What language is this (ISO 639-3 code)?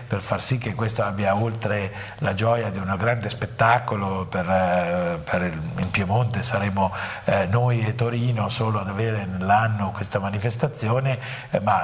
ita